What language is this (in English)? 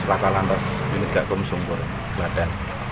Indonesian